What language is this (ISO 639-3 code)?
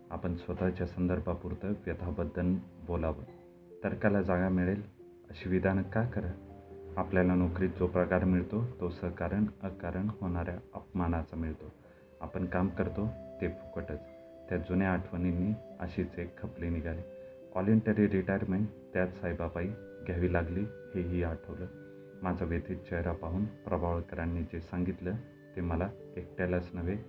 mar